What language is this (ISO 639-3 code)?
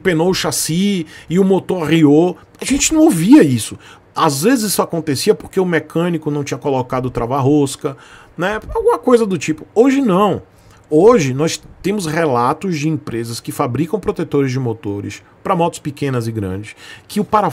por